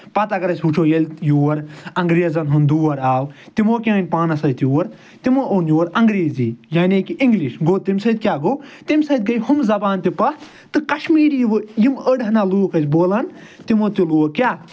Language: Kashmiri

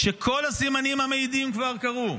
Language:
Hebrew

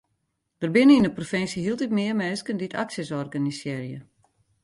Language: Western Frisian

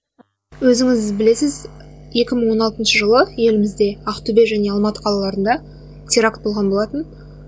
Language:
Kazakh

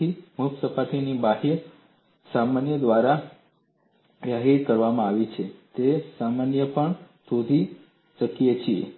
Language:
Gujarati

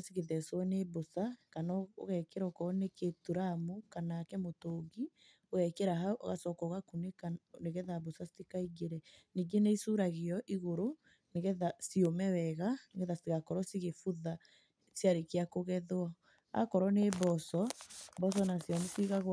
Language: Kikuyu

